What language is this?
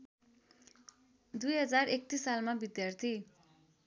Nepali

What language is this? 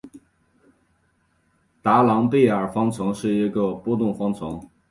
Chinese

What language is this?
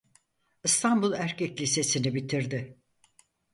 Turkish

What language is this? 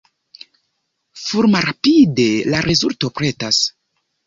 Esperanto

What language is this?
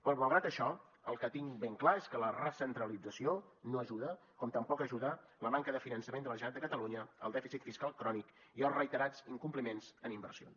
Catalan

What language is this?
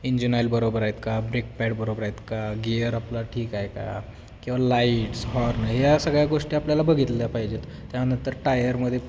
Marathi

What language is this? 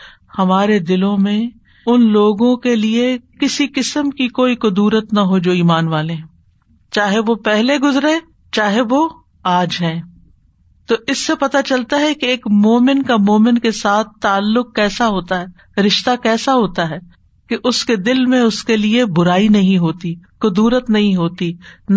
Urdu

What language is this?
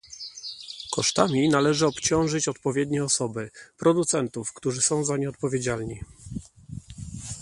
Polish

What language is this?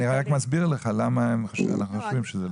Hebrew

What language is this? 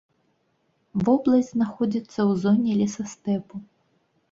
Belarusian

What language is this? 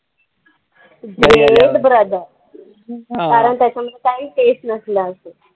Marathi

